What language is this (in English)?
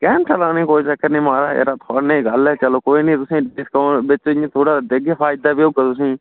Dogri